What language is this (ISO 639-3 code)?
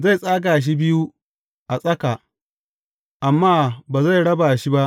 hau